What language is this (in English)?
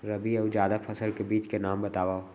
Chhattisgarhi